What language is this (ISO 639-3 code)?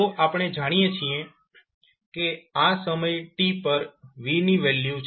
guj